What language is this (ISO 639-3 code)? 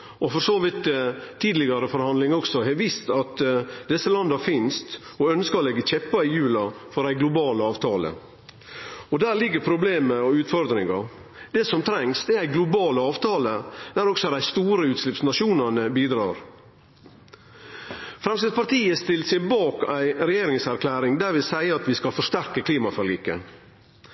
nno